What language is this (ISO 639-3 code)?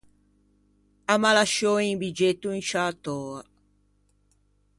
lij